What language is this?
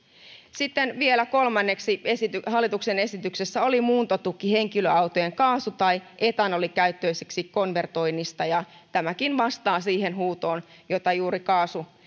Finnish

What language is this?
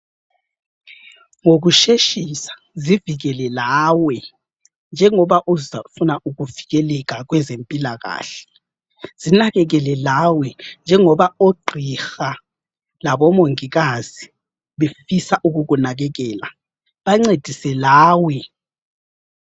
North Ndebele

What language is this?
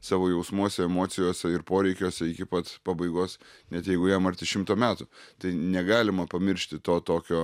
Lithuanian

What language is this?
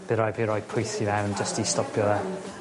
Welsh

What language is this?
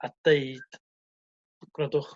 Welsh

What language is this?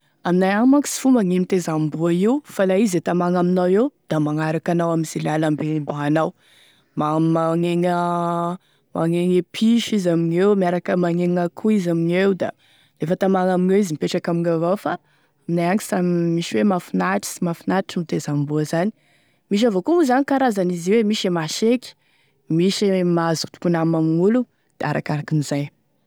Tesaka Malagasy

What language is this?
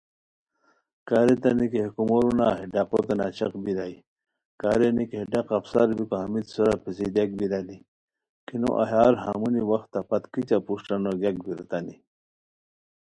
Khowar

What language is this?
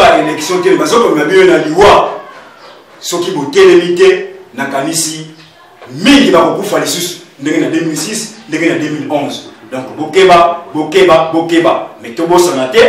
French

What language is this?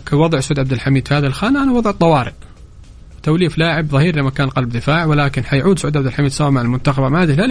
Arabic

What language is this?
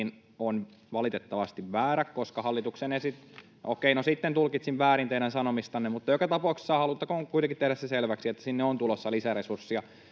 Finnish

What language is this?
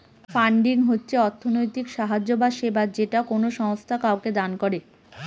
Bangla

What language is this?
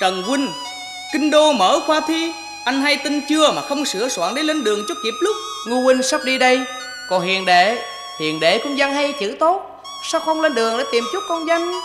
Vietnamese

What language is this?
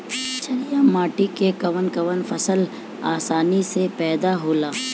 Bhojpuri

